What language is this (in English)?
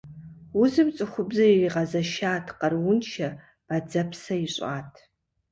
Kabardian